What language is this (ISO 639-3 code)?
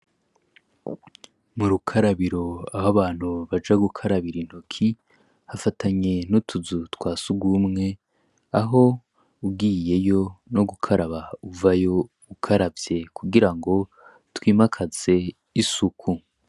run